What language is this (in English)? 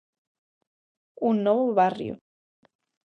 Galician